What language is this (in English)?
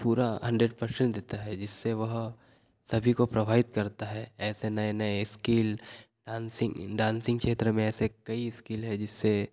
Hindi